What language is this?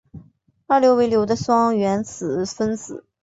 Chinese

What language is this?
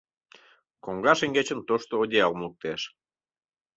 Mari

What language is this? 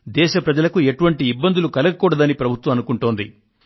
Telugu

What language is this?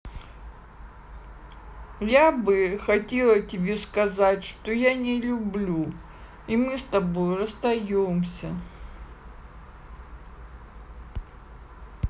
Russian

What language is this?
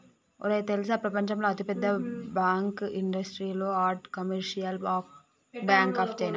Telugu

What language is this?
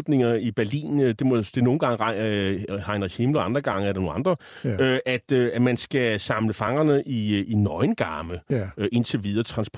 Danish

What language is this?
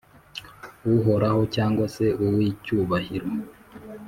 Kinyarwanda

